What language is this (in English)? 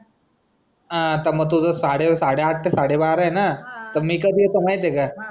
Marathi